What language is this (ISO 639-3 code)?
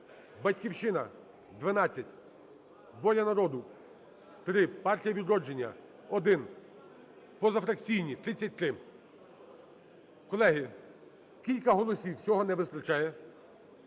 ukr